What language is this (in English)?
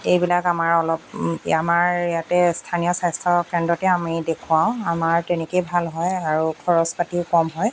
Assamese